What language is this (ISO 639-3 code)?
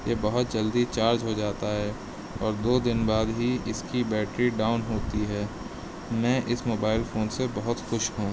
urd